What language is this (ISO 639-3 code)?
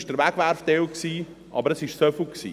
gsw